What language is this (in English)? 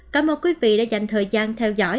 Vietnamese